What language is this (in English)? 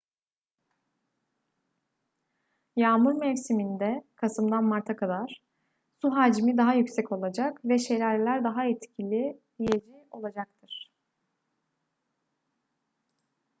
Turkish